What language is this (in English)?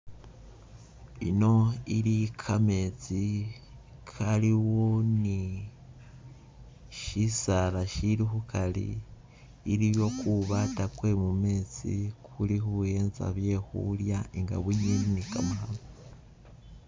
Masaaba